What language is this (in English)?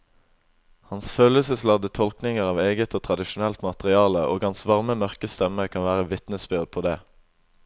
Norwegian